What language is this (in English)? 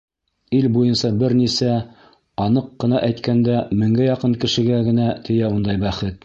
Bashkir